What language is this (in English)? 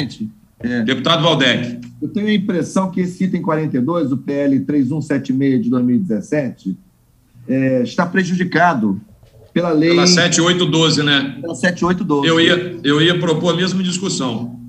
Portuguese